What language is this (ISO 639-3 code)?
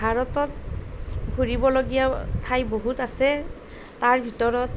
asm